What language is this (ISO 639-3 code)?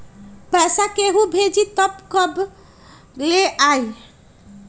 mag